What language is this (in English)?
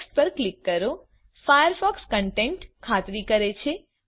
Gujarati